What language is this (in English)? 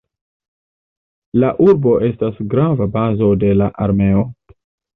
Esperanto